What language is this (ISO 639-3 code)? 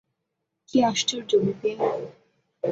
ben